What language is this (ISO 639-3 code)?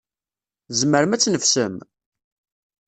kab